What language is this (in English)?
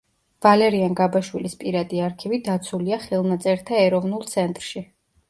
Georgian